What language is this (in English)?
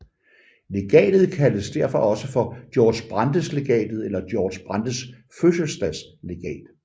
Danish